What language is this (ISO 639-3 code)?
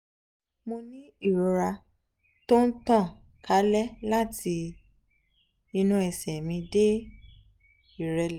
yor